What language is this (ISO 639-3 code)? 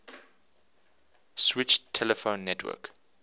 eng